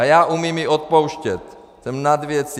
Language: Czech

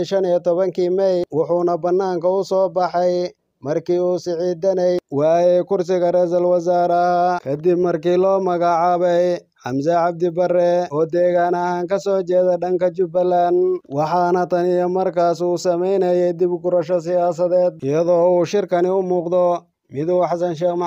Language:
Arabic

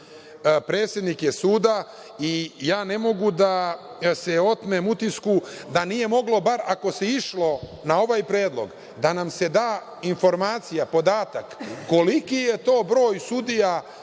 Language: Serbian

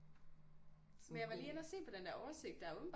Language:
Danish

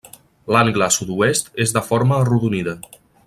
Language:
Catalan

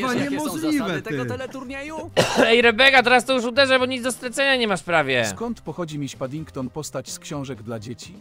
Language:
Polish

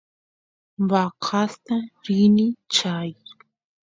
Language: Santiago del Estero Quichua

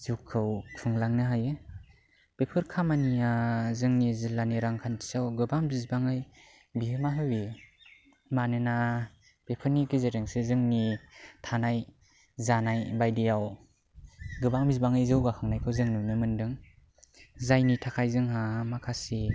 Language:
Bodo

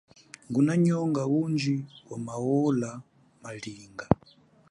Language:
Chokwe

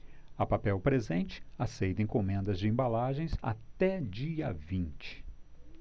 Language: Portuguese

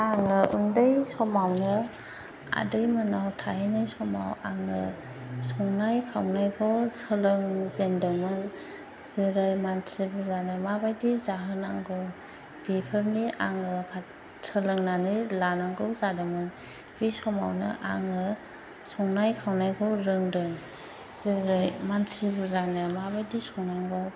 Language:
Bodo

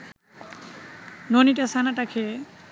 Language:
Bangla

